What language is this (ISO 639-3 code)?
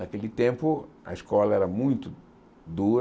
por